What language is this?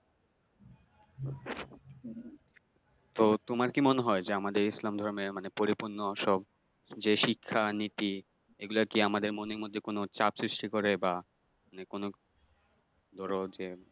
Bangla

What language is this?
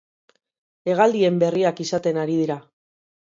Basque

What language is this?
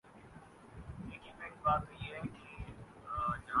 Urdu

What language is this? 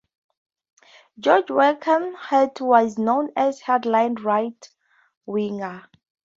English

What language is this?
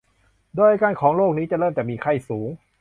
Thai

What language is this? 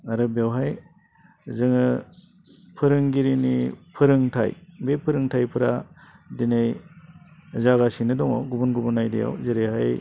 Bodo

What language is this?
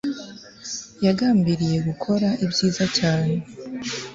Kinyarwanda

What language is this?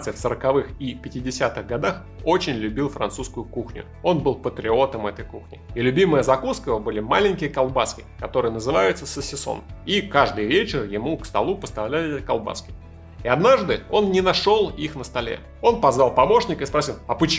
Russian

